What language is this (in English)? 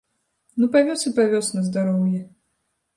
Belarusian